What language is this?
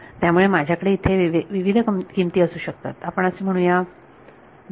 Marathi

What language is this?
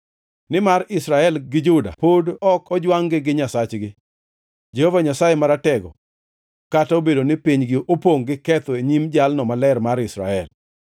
Luo (Kenya and Tanzania)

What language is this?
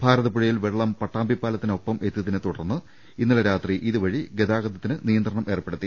Malayalam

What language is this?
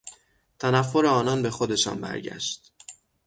Persian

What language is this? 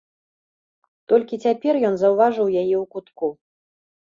Belarusian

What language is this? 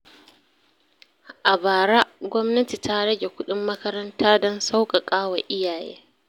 Hausa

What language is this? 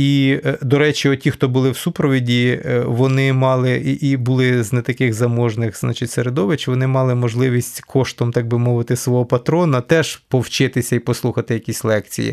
Ukrainian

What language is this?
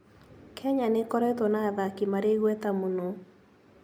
Kikuyu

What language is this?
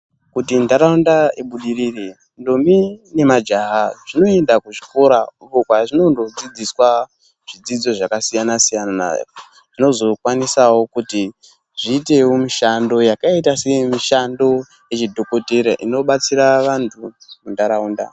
Ndau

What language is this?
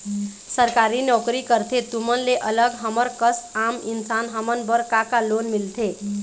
Chhattisgarhi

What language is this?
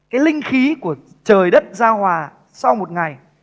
Vietnamese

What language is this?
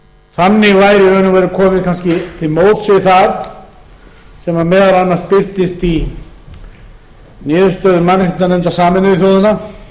Icelandic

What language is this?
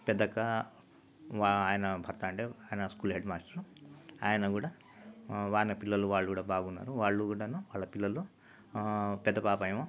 Telugu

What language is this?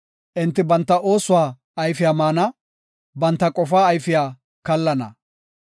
Gofa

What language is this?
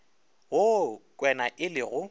Northern Sotho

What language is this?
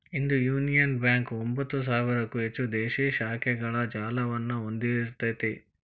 Kannada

